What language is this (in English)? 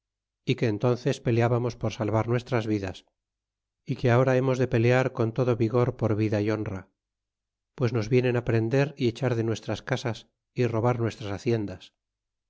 Spanish